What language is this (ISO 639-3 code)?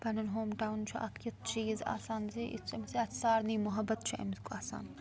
kas